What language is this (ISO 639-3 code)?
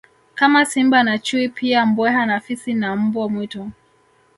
swa